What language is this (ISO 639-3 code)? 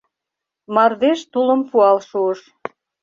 chm